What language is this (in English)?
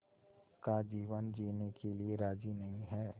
Hindi